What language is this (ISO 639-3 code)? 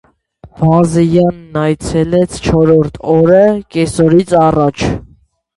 hye